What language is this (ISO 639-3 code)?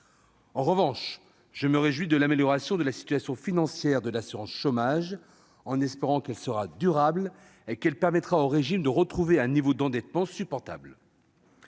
fra